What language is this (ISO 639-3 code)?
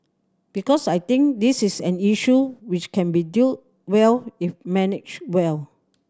eng